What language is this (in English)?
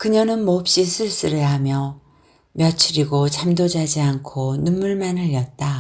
Korean